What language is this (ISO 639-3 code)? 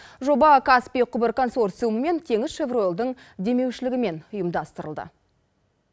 kaz